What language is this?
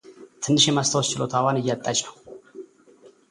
Amharic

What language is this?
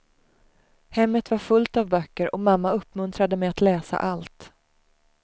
Swedish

